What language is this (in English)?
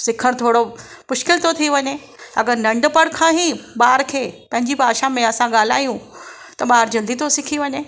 Sindhi